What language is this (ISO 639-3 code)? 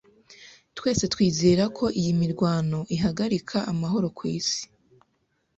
kin